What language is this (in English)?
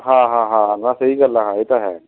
Punjabi